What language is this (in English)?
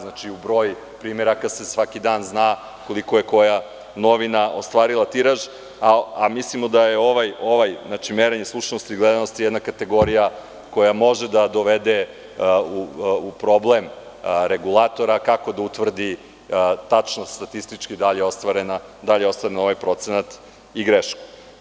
Serbian